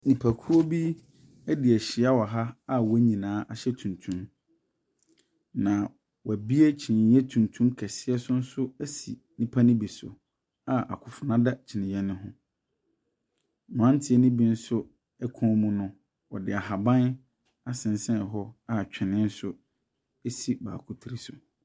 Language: Akan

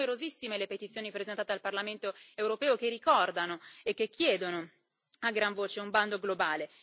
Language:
Italian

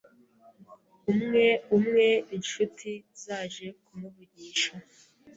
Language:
Kinyarwanda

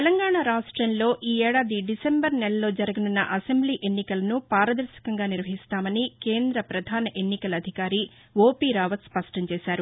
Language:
Telugu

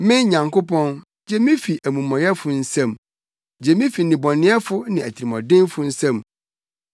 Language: Akan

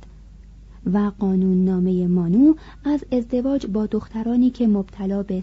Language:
Persian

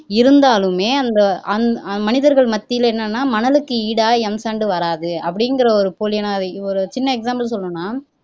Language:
Tamil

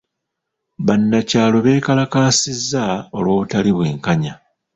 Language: Ganda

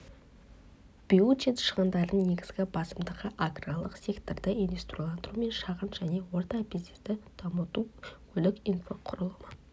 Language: Kazakh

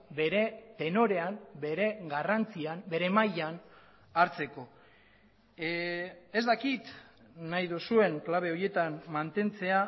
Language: Basque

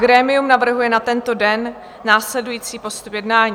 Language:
Czech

